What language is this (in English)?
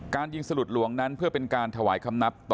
Thai